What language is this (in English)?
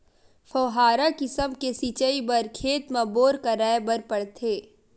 Chhattisgarhi